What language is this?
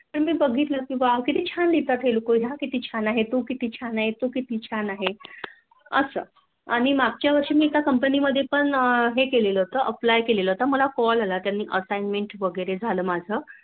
Marathi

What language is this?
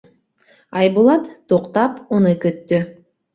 Bashkir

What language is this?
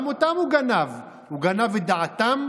Hebrew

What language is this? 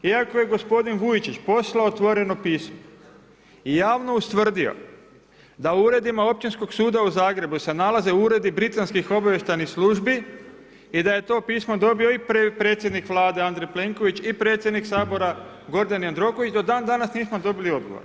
Croatian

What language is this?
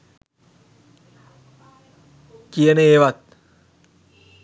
Sinhala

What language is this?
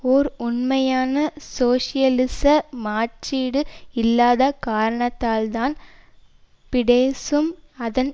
Tamil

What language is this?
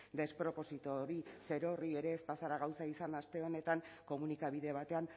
Basque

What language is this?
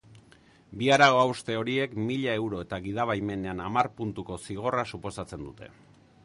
Basque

